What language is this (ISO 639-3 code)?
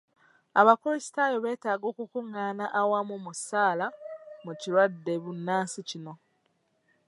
lug